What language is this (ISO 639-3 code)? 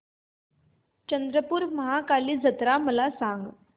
mar